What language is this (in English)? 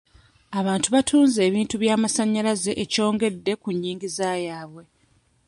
Ganda